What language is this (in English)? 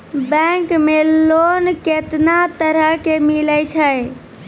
Maithili